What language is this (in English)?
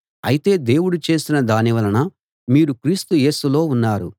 Telugu